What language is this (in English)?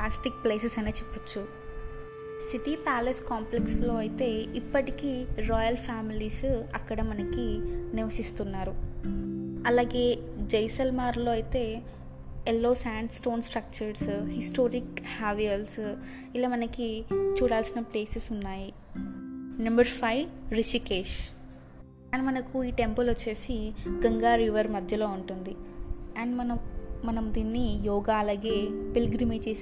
Telugu